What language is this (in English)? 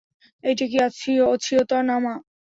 Bangla